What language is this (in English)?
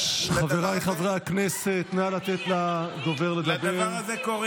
Hebrew